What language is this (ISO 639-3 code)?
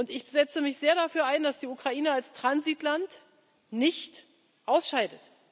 deu